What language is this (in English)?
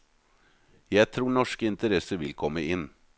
Norwegian